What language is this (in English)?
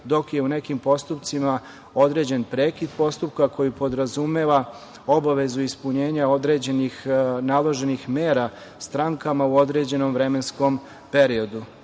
Serbian